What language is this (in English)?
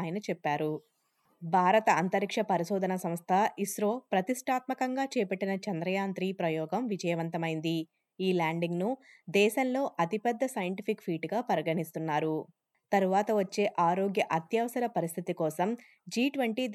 Telugu